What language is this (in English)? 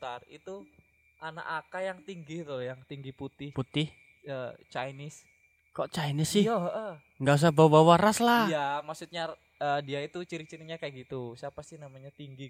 Indonesian